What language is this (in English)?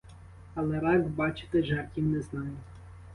Ukrainian